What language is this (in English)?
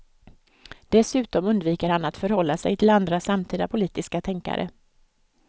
Swedish